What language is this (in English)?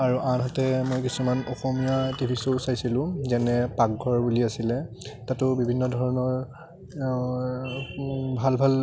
Assamese